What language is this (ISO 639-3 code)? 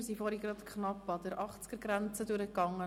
gsw